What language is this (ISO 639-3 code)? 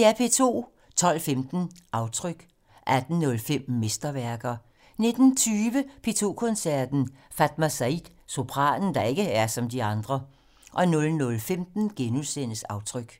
dan